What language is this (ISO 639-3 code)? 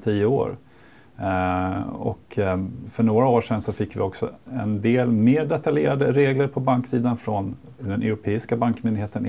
swe